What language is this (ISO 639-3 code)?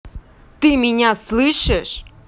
rus